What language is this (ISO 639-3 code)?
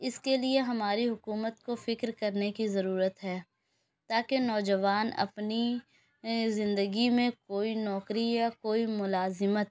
urd